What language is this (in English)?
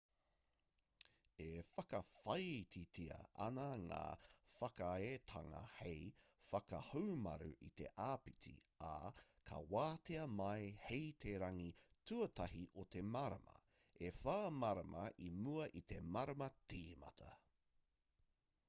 Māori